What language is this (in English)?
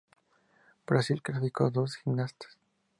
Spanish